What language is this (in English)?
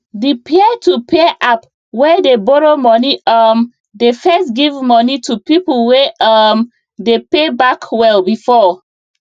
Nigerian Pidgin